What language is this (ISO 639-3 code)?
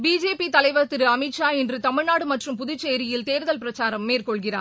tam